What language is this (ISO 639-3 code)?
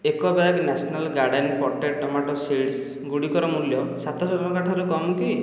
ori